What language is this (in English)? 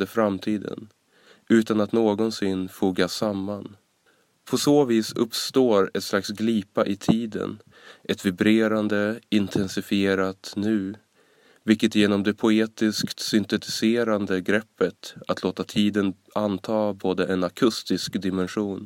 Swedish